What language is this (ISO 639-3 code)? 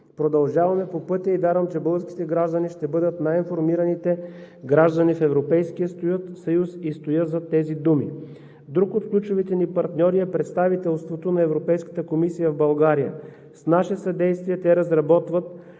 bul